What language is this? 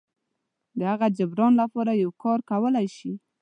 Pashto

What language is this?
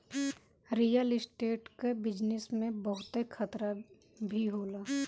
Bhojpuri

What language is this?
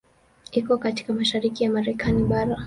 Swahili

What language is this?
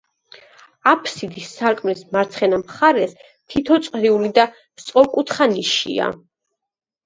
Georgian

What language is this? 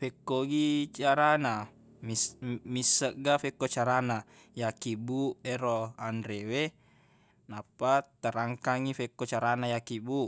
Buginese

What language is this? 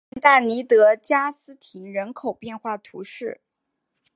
Chinese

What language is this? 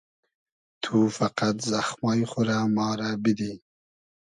Hazaragi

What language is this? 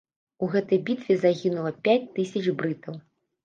Belarusian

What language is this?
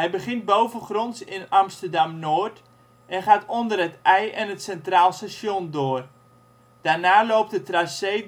Dutch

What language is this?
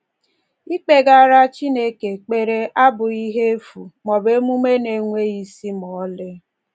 Igbo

